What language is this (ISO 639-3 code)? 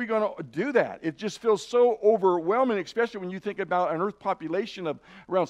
eng